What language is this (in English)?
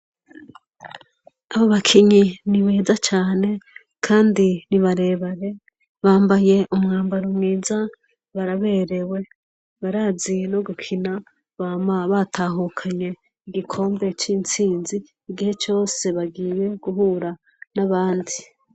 Rundi